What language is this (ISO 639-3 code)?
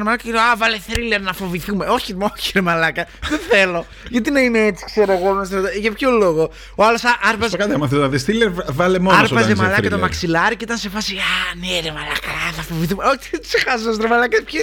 ell